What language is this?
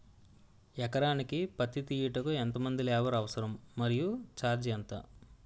Telugu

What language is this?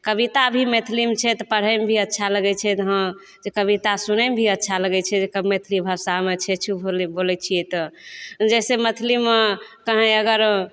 Maithili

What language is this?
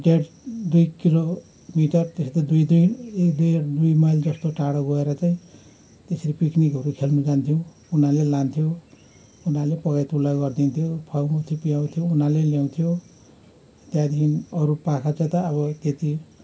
Nepali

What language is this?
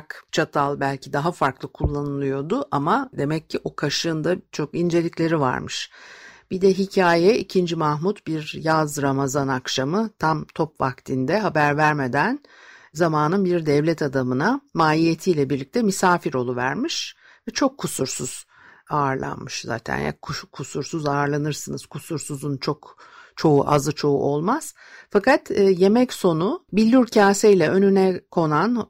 Turkish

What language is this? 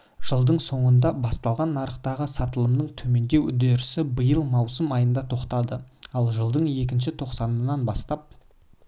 Kazakh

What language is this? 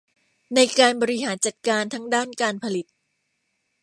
Thai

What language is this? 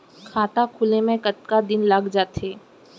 Chhattisgarhi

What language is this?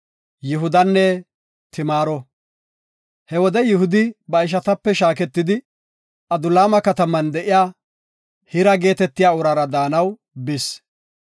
Gofa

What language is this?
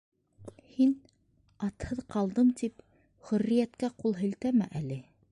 Bashkir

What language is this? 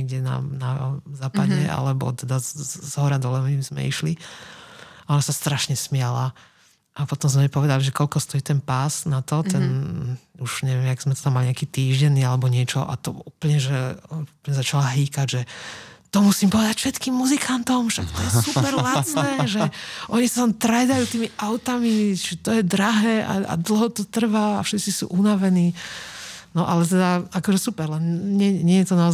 Slovak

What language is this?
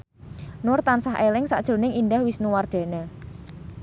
Javanese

